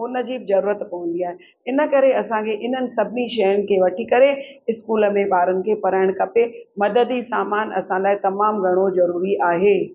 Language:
Sindhi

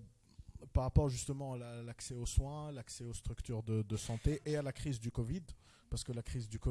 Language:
French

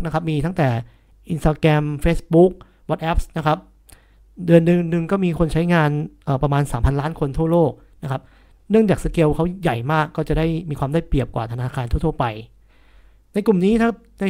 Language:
Thai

